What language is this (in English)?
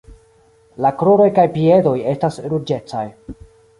Esperanto